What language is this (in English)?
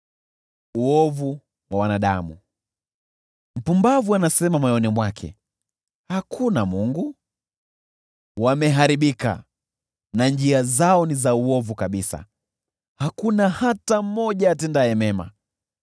Swahili